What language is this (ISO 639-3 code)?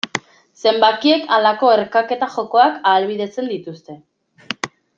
eus